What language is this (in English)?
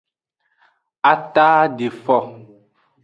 Aja (Benin)